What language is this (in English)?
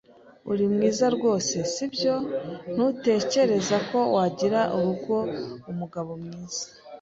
Kinyarwanda